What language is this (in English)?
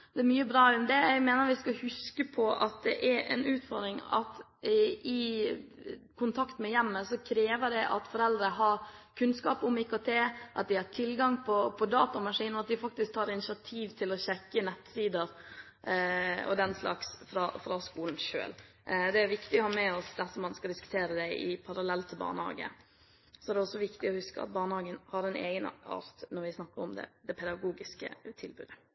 Norwegian Bokmål